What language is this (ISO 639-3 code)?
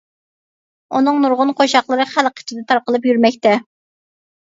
uig